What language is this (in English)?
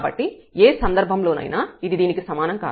Telugu